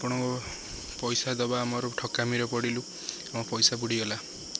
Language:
Odia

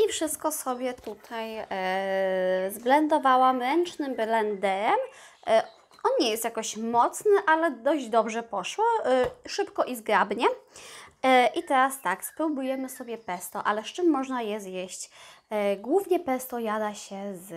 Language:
Polish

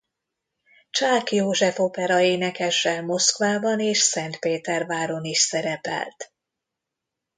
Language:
Hungarian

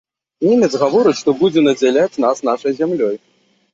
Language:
Belarusian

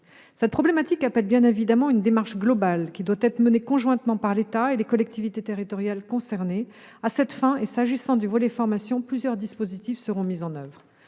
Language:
French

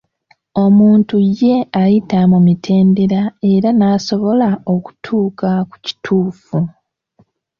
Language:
Ganda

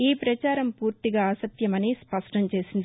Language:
Telugu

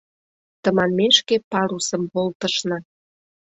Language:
Mari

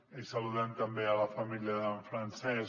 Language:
Catalan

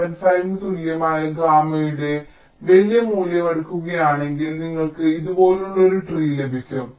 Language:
Malayalam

